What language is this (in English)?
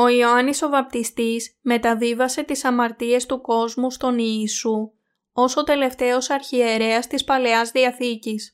Greek